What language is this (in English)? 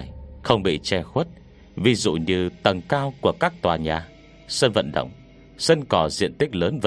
Vietnamese